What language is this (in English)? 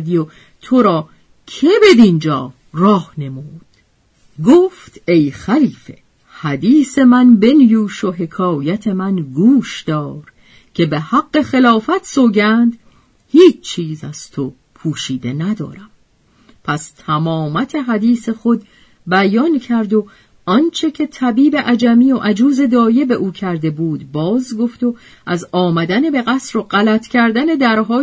Persian